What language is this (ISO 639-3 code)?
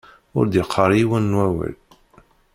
kab